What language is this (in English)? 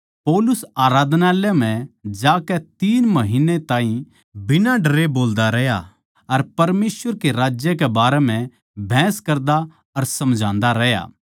Haryanvi